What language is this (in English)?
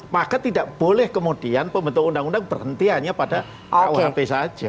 Indonesian